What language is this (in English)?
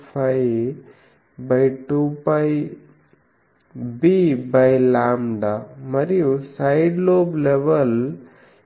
Telugu